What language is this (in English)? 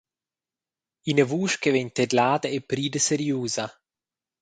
Romansh